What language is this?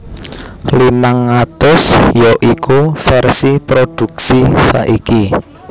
Javanese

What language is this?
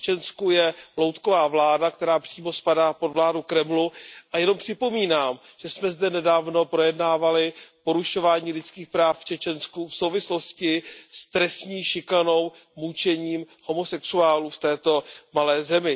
Czech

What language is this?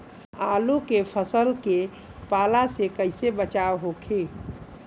Bhojpuri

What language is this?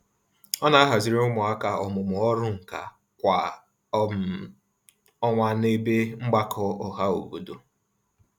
Igbo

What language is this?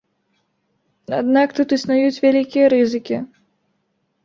Belarusian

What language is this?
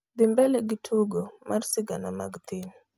Luo (Kenya and Tanzania)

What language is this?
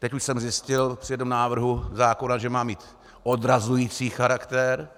Czech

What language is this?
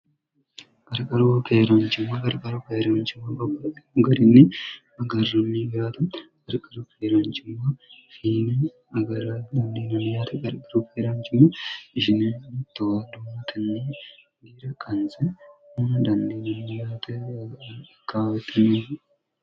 Sidamo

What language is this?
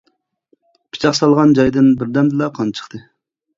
Uyghur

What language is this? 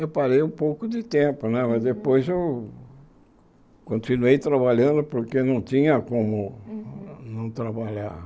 Portuguese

